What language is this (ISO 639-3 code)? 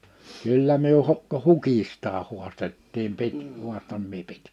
fin